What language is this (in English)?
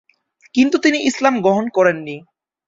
Bangla